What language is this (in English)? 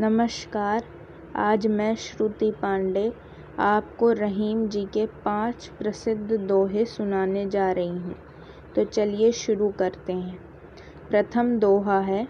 Hindi